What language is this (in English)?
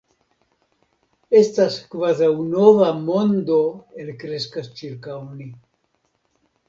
Esperanto